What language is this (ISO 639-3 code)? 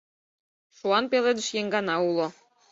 chm